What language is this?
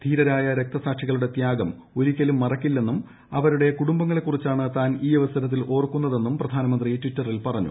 Malayalam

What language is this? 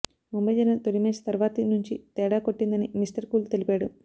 Telugu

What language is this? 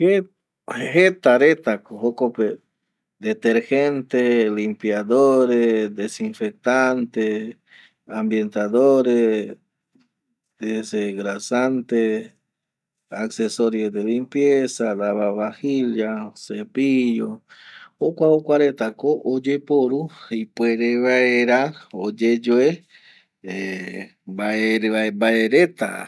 Eastern Bolivian Guaraní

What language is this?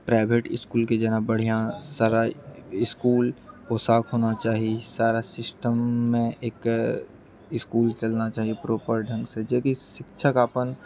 Maithili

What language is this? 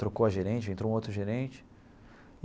Portuguese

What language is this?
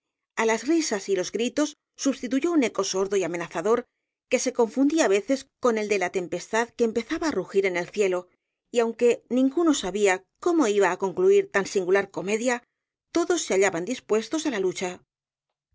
Spanish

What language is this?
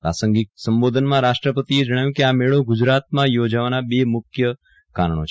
Gujarati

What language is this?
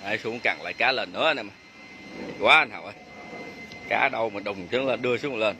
Vietnamese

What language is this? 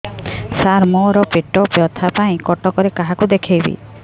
Odia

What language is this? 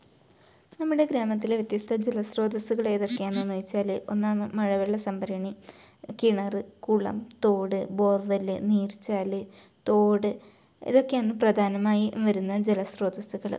Malayalam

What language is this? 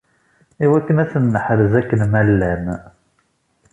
Kabyle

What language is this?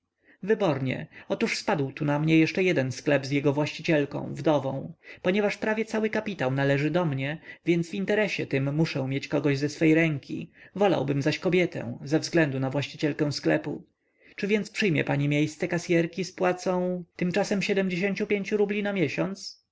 Polish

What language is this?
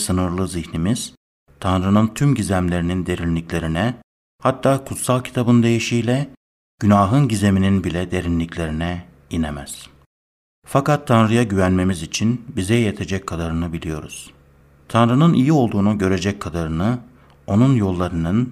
Turkish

